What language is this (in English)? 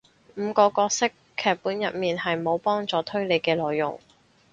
Cantonese